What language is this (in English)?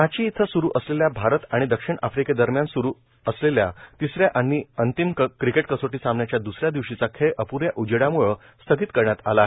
Marathi